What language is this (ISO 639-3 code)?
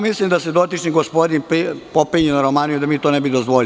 srp